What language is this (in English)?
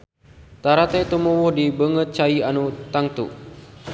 Sundanese